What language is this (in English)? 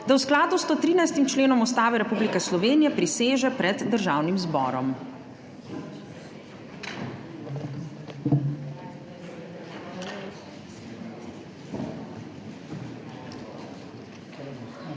Slovenian